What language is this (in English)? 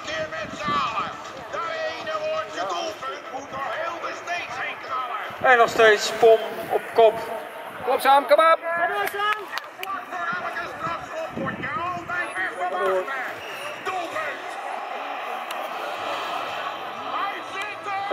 Dutch